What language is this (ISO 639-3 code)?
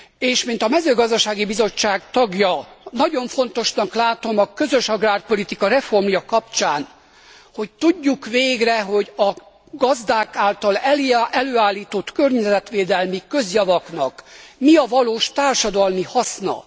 hun